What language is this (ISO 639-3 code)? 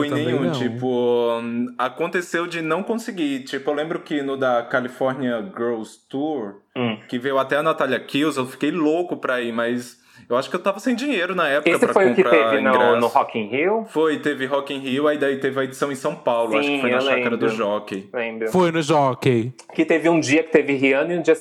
por